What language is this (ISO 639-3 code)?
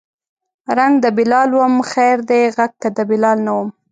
pus